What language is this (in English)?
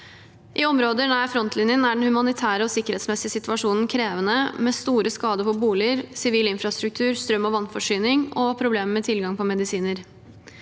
Norwegian